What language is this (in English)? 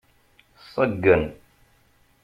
Kabyle